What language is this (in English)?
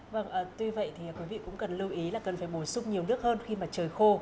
Vietnamese